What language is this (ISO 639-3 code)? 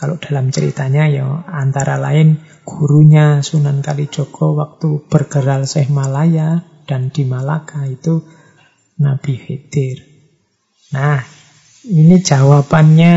ind